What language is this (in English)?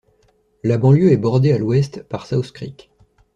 French